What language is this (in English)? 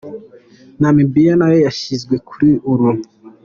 Kinyarwanda